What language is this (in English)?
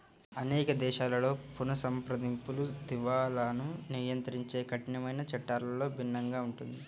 Telugu